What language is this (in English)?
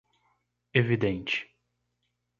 Portuguese